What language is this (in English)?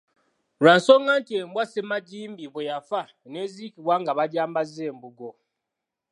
Ganda